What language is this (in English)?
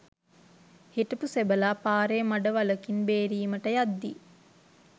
Sinhala